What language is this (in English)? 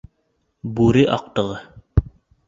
Bashkir